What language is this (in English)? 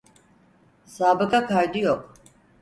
Turkish